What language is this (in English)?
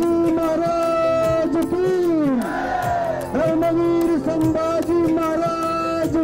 Arabic